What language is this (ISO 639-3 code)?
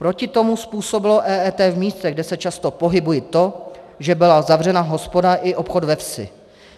ces